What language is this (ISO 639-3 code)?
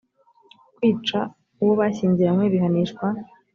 kin